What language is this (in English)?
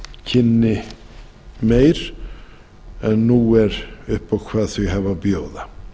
Icelandic